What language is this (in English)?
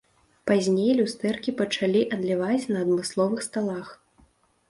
Belarusian